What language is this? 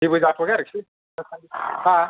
Bodo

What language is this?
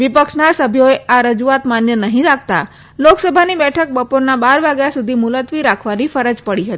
Gujarati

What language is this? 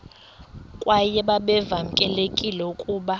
Xhosa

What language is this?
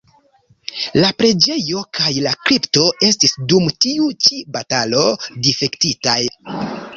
Esperanto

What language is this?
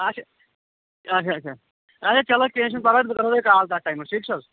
Kashmiri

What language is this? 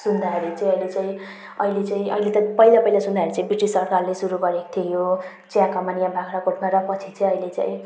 Nepali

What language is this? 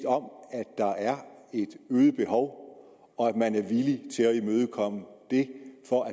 Danish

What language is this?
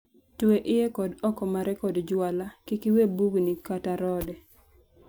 Luo (Kenya and Tanzania)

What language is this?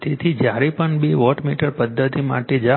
Gujarati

